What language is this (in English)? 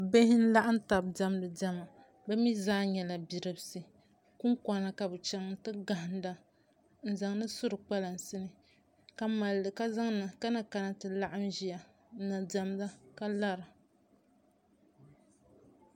Dagbani